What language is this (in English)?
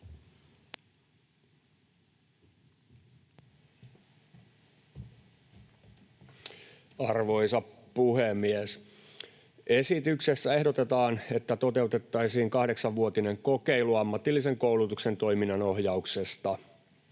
Finnish